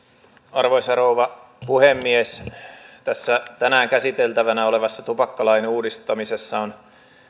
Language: Finnish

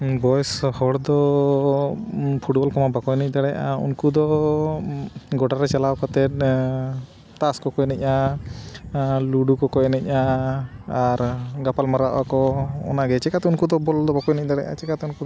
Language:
Santali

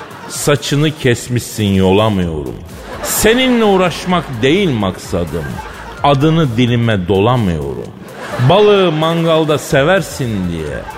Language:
Turkish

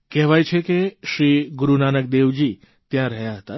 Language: Gujarati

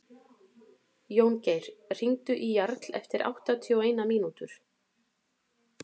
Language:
Icelandic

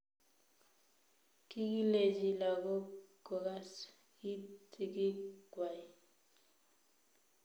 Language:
Kalenjin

